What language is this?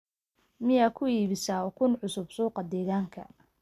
Somali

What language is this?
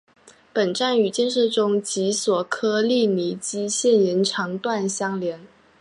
Chinese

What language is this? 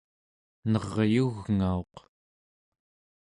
Central Yupik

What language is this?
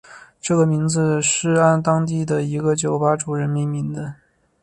Chinese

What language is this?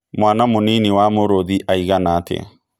Kikuyu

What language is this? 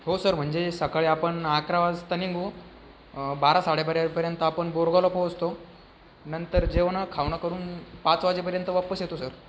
Marathi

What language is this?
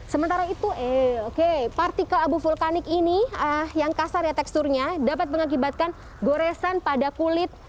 Indonesian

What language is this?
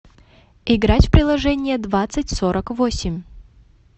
Russian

